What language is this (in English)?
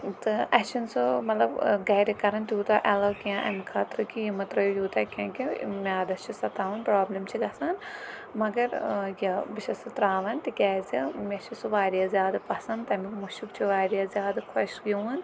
Kashmiri